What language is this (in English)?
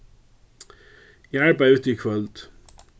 Faroese